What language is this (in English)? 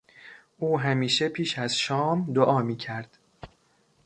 Persian